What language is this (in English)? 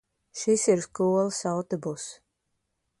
Latvian